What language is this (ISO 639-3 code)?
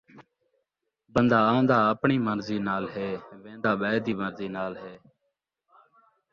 skr